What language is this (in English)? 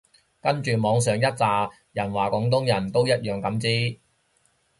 Cantonese